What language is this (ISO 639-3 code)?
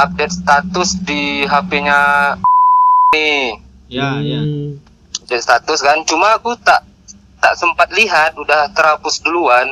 ind